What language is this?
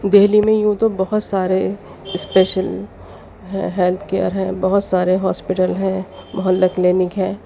Urdu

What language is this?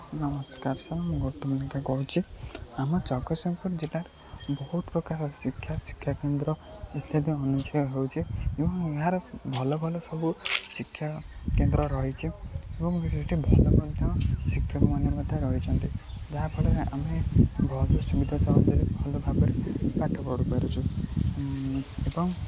Odia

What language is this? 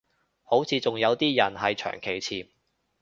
Cantonese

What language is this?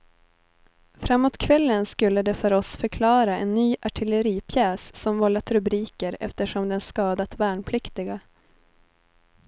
Swedish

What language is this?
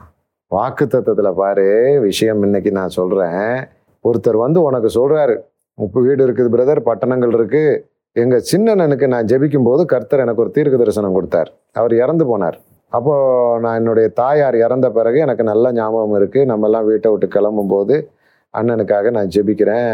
Tamil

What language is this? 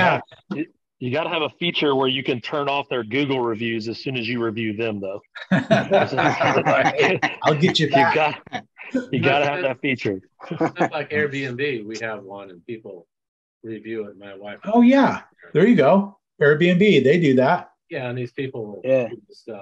English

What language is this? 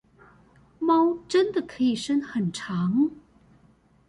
Chinese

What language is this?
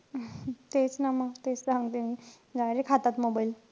Marathi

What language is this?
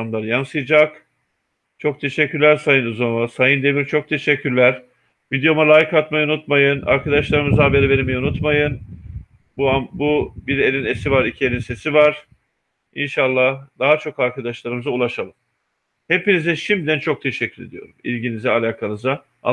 Turkish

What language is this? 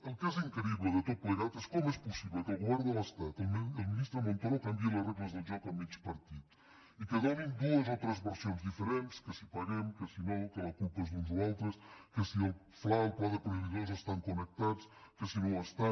Catalan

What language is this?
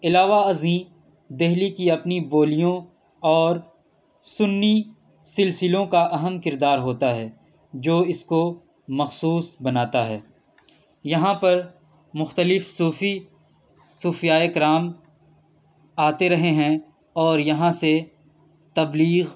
Urdu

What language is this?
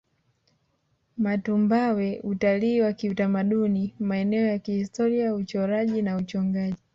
Swahili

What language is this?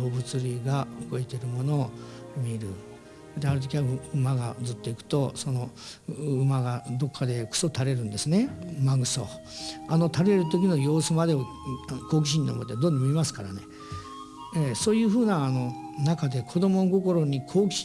Japanese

